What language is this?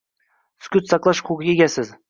Uzbek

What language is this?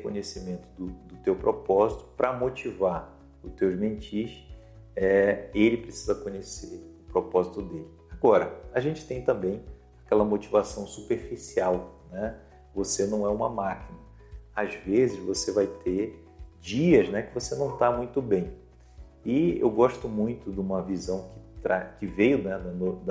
Portuguese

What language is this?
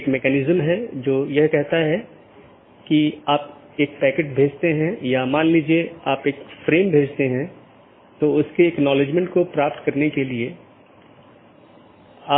Hindi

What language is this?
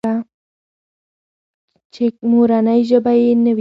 Pashto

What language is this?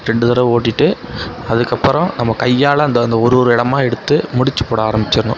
Tamil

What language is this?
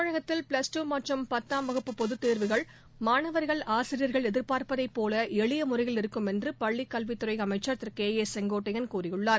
Tamil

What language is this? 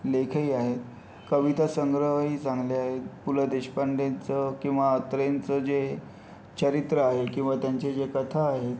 Marathi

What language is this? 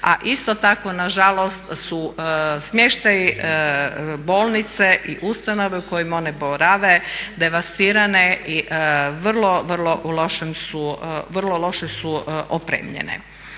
Croatian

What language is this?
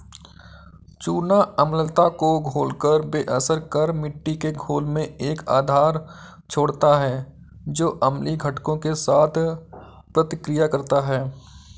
Hindi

